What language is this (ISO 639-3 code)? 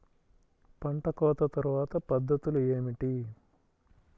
tel